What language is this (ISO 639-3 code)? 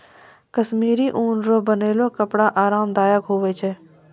mai